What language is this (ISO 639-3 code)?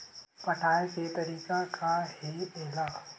hne